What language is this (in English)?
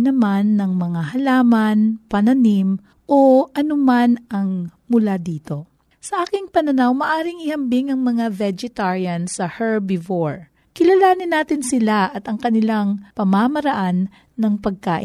Filipino